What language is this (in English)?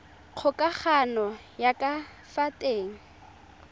Tswana